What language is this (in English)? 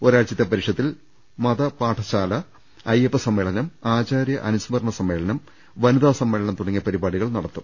Malayalam